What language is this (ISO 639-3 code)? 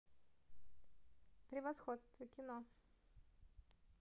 rus